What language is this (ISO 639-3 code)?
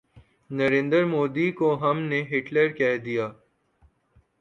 urd